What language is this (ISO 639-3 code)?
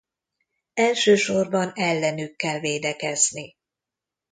hun